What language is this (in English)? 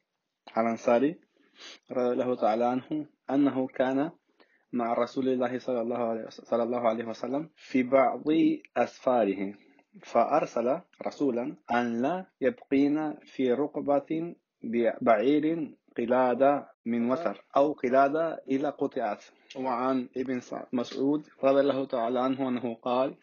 Spanish